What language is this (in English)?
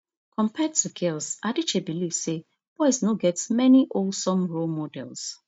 Nigerian Pidgin